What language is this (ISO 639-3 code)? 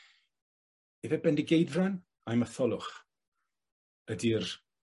cym